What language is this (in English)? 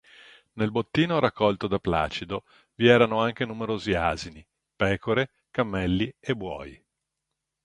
Italian